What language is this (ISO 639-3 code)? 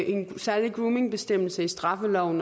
dan